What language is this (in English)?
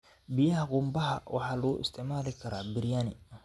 Somali